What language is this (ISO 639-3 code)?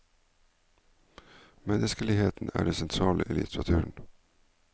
nor